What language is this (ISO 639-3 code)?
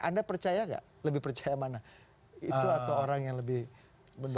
ind